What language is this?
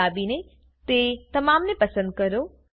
Gujarati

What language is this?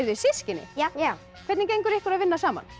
Icelandic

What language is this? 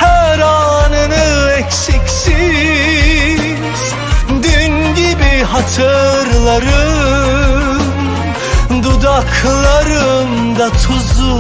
Turkish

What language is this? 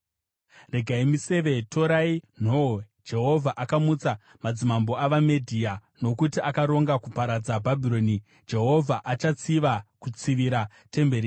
Shona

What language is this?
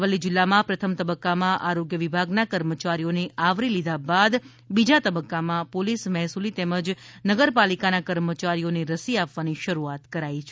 Gujarati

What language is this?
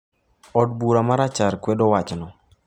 Luo (Kenya and Tanzania)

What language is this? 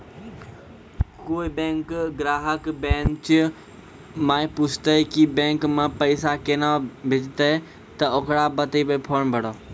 Maithili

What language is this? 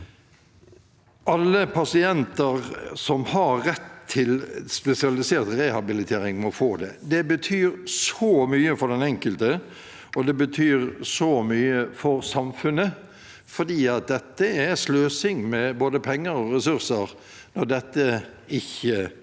Norwegian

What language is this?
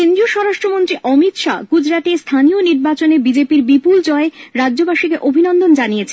Bangla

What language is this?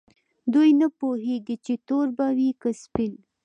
Pashto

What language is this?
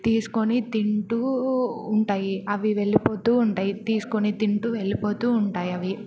Telugu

